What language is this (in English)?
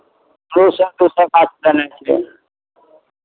Maithili